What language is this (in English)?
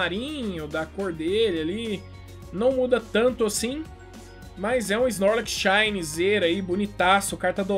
Portuguese